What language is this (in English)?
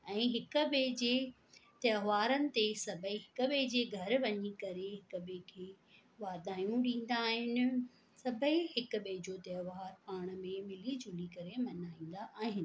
Sindhi